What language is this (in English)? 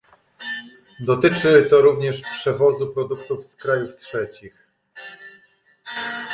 Polish